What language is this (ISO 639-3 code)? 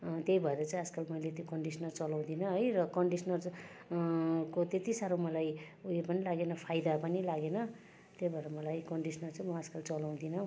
nep